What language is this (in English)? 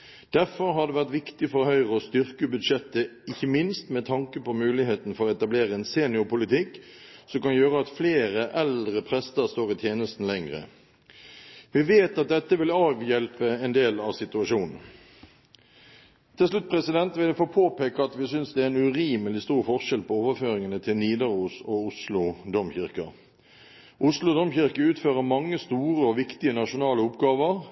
Norwegian Bokmål